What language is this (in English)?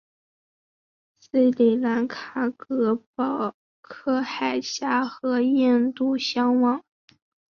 Chinese